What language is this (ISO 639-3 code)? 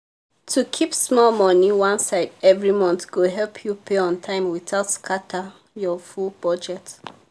pcm